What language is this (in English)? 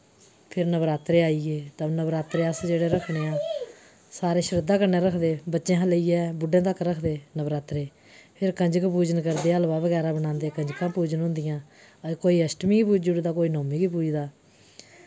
Dogri